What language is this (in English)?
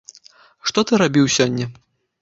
Belarusian